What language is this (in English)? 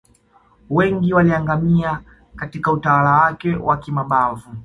Swahili